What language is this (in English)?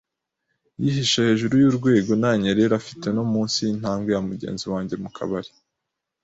Kinyarwanda